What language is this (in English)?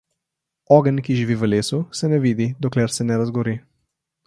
Slovenian